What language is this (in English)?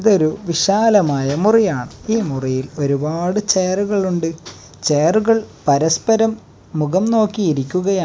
Malayalam